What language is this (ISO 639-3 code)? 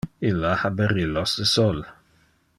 ina